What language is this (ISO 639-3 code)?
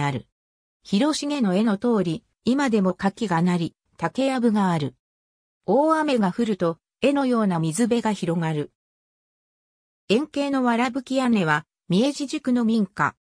jpn